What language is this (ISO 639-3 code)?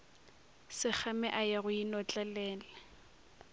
nso